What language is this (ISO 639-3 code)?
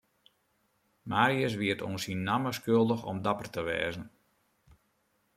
fry